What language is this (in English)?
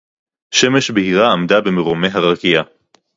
Hebrew